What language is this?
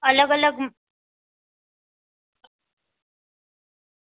Gujarati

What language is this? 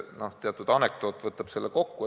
Estonian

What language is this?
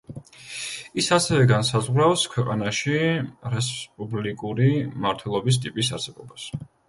Georgian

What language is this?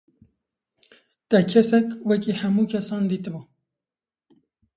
Kurdish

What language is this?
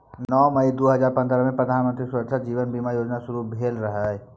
Maithili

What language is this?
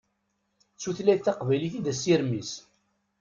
Kabyle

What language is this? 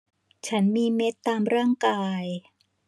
Thai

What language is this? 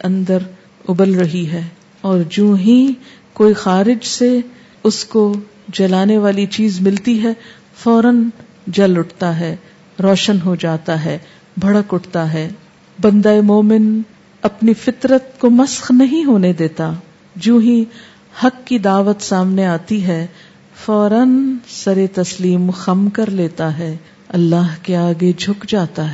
Urdu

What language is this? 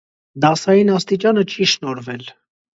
Armenian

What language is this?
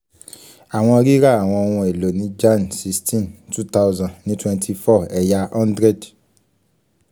Yoruba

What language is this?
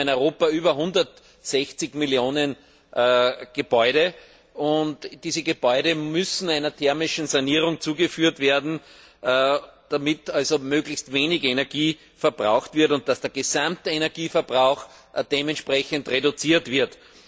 German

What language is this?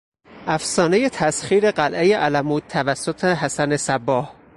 Persian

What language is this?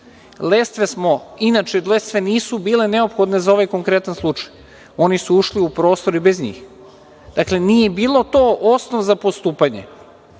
Serbian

